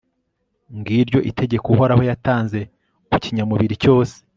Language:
Kinyarwanda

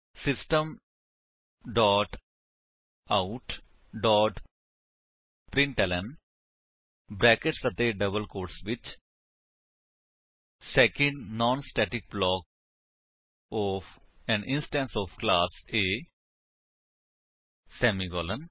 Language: Punjabi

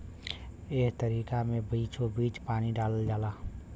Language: Bhojpuri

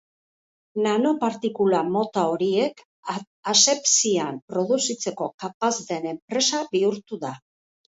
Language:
Basque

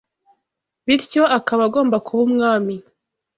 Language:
Kinyarwanda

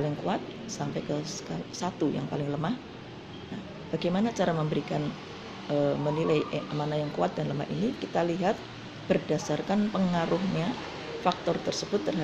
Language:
Indonesian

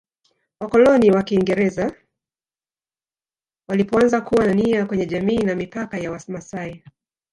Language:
Swahili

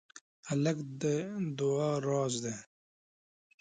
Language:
Pashto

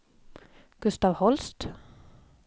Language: Swedish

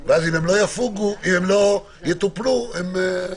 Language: Hebrew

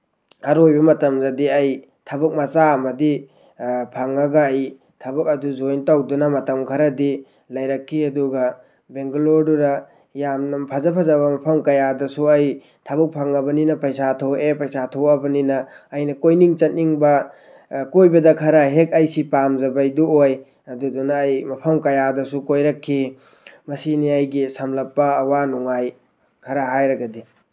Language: Manipuri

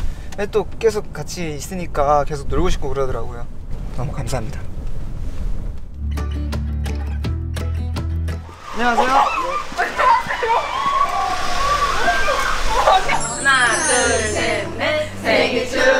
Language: Korean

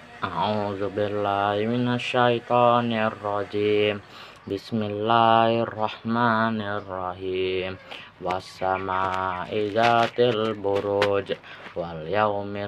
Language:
Indonesian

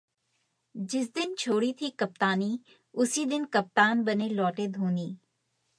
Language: Hindi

